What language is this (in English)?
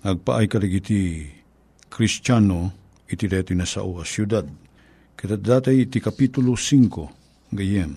Filipino